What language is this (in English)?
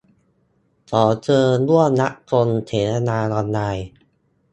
Thai